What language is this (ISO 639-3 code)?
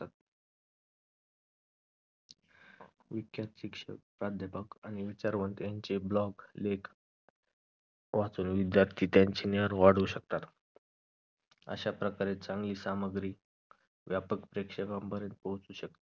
mar